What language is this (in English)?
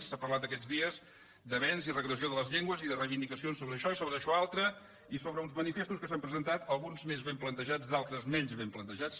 Catalan